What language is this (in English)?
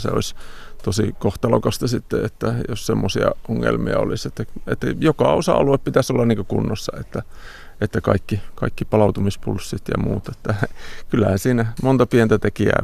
Finnish